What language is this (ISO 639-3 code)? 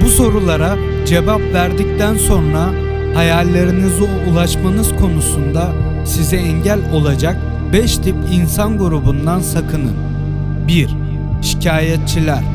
tur